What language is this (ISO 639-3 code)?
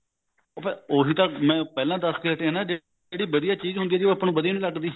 pan